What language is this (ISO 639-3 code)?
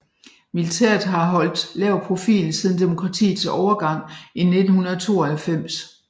dan